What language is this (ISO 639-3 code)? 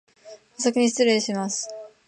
jpn